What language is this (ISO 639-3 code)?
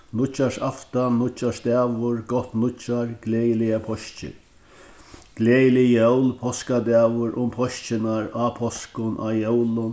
fao